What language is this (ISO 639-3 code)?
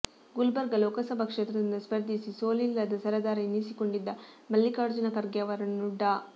kan